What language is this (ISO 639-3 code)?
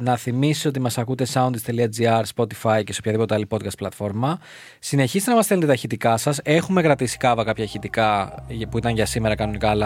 ell